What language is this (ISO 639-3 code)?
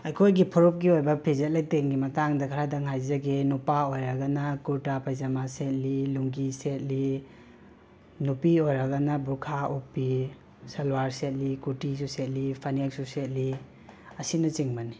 mni